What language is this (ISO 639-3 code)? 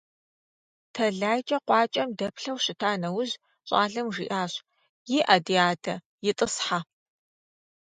kbd